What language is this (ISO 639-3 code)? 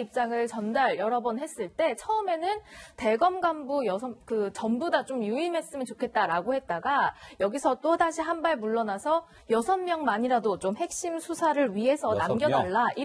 kor